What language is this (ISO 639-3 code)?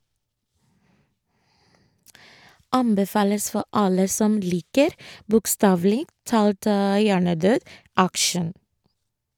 nor